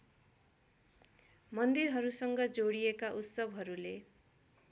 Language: Nepali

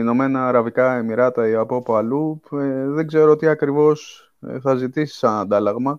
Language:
Greek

